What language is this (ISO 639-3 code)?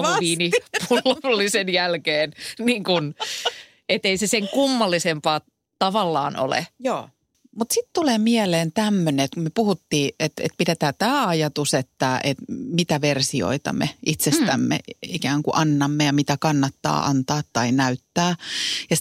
fin